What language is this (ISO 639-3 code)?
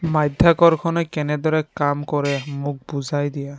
asm